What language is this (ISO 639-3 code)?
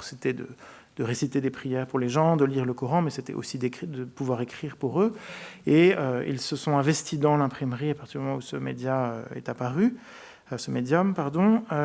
fra